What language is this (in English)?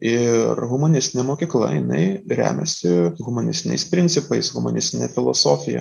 Lithuanian